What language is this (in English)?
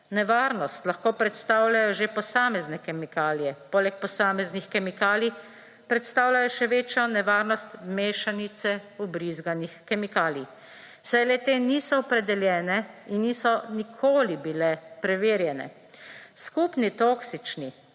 Slovenian